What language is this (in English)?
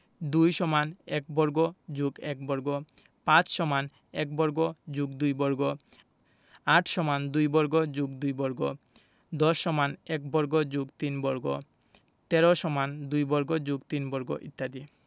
Bangla